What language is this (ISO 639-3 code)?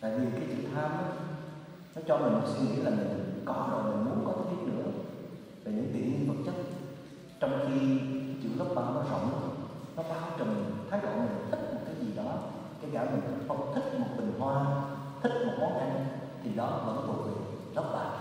vie